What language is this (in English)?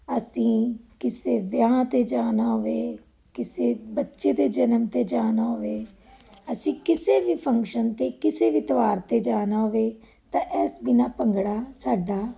Punjabi